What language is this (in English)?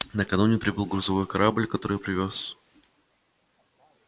Russian